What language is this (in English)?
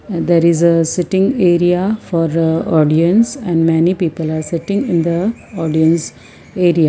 English